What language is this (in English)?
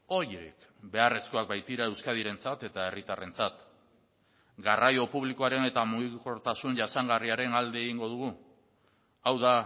Basque